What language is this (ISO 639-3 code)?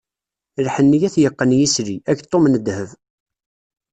kab